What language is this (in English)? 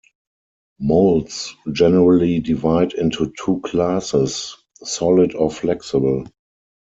English